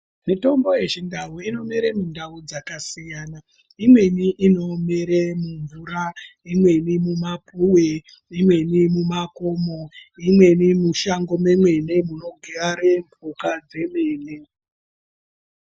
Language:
Ndau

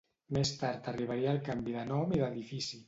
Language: Catalan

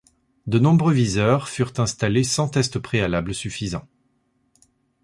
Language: French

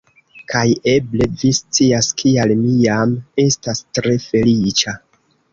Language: Esperanto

